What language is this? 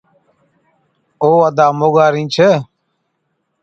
Od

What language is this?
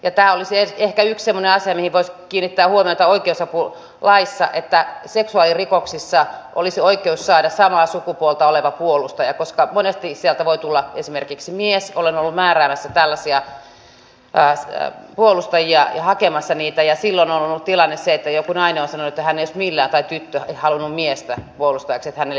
Finnish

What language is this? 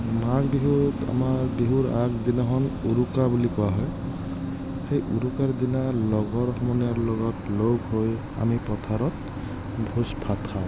Assamese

